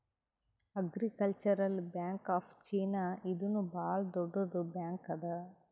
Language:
Kannada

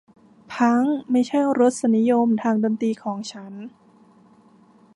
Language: Thai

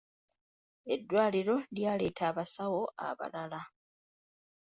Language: Ganda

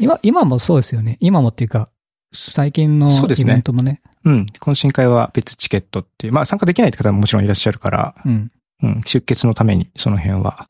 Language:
Japanese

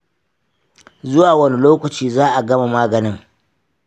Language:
Hausa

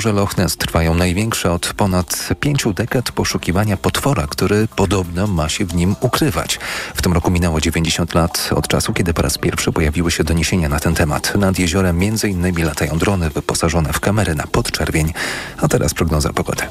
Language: Polish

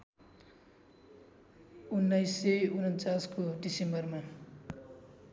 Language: Nepali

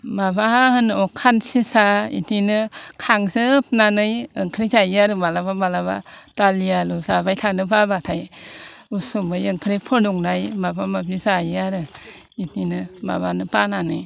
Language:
Bodo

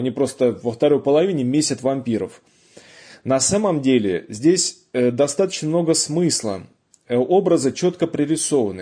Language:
Russian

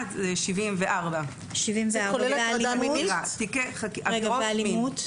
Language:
Hebrew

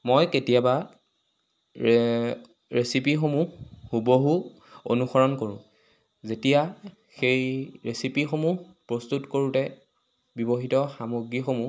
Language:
Assamese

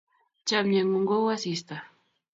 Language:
Kalenjin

